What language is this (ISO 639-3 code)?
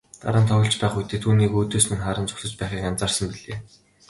mon